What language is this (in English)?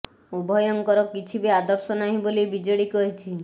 Odia